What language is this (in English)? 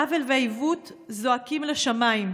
Hebrew